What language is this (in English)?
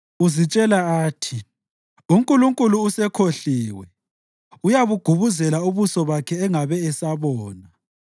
North Ndebele